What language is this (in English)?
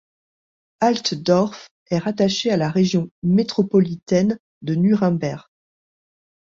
French